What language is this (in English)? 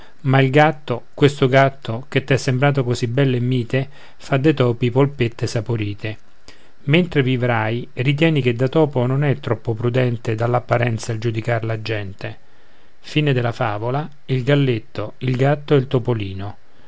Italian